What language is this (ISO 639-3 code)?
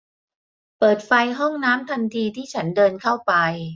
tha